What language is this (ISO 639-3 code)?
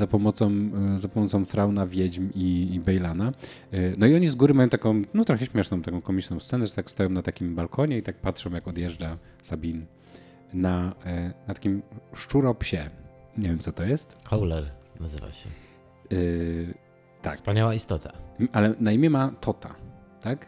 pol